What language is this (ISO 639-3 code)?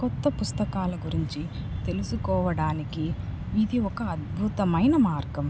tel